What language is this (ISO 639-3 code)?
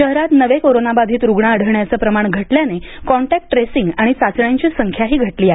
mar